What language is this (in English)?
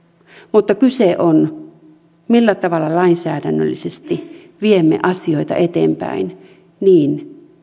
Finnish